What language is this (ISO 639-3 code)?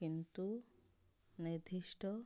ori